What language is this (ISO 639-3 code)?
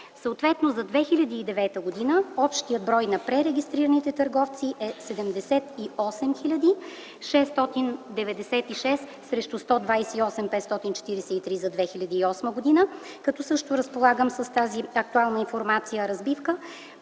bul